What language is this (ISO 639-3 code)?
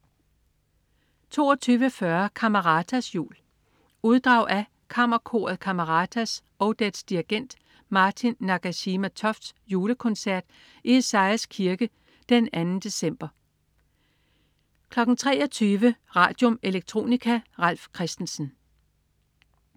dan